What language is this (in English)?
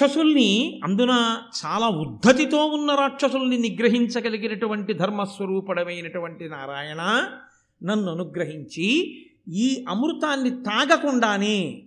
Telugu